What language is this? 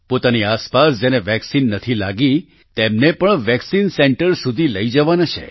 Gujarati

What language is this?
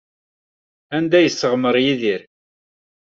Kabyle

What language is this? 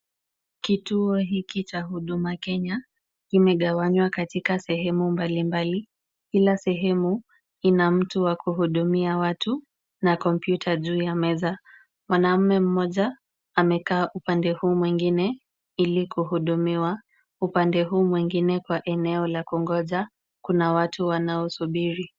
Swahili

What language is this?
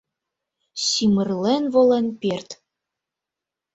Mari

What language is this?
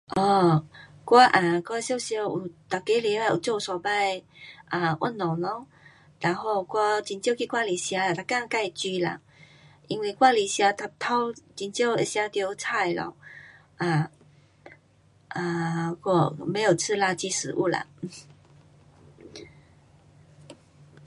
Pu-Xian Chinese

